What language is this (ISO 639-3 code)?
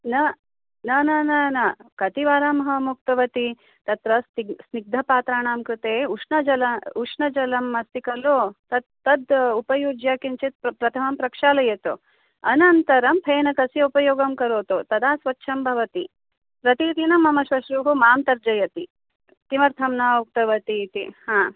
san